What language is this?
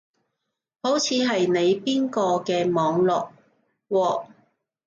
Cantonese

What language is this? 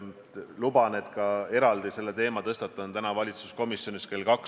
Estonian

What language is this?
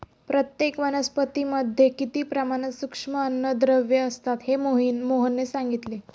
Marathi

